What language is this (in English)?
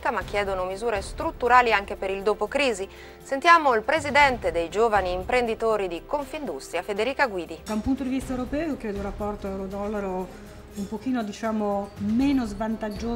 Italian